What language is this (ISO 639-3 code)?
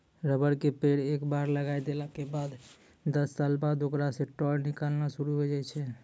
mai